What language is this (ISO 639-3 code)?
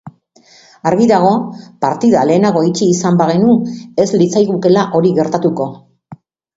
eus